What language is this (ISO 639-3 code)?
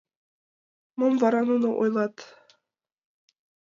chm